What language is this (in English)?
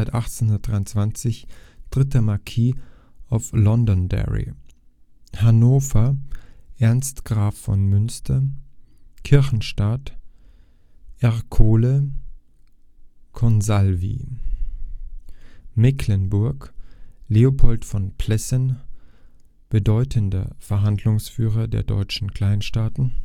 German